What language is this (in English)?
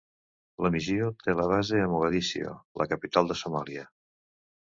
Catalan